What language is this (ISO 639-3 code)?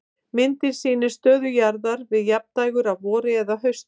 isl